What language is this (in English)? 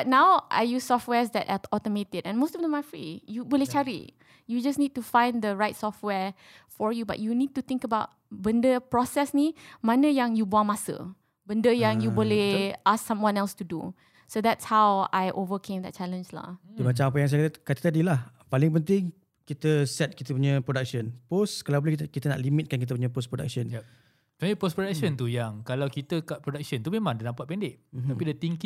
Malay